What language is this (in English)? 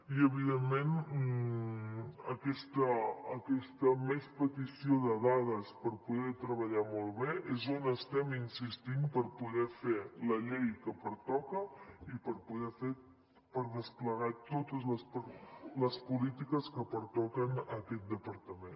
Catalan